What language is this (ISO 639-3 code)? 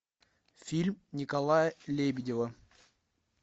rus